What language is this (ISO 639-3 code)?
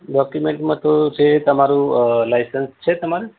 guj